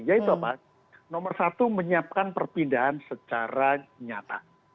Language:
Indonesian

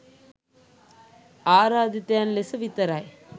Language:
Sinhala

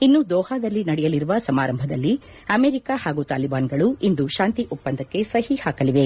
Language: Kannada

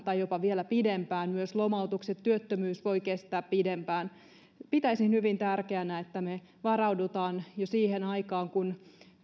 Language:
Finnish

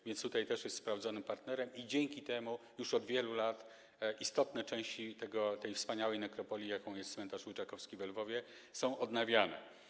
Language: Polish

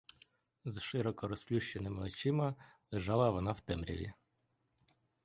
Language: Ukrainian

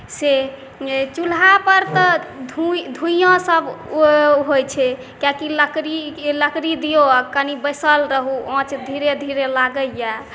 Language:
Maithili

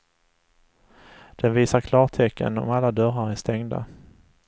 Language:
Swedish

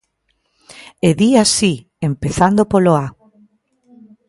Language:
Galician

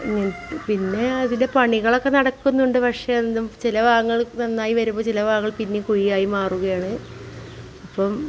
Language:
Malayalam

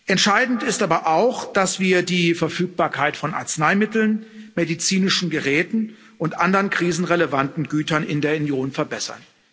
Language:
German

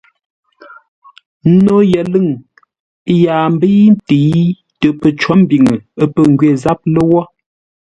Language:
Ngombale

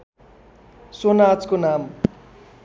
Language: Nepali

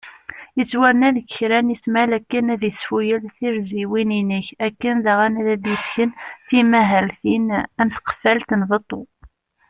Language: Kabyle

